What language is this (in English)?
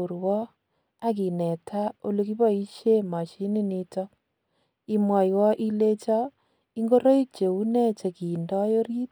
Kalenjin